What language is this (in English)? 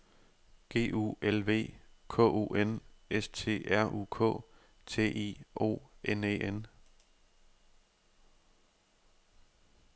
Danish